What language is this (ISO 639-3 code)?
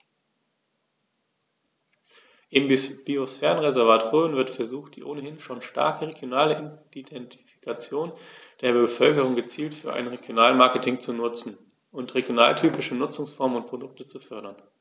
deu